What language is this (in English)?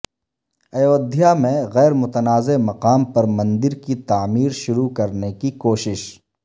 Urdu